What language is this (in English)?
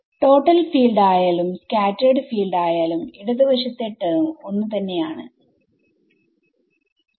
Malayalam